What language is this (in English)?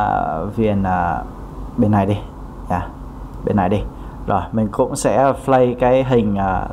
Vietnamese